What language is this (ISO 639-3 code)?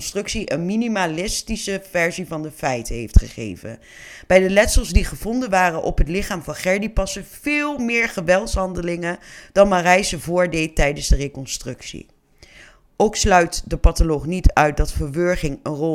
nld